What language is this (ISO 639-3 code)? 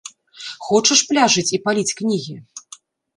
bel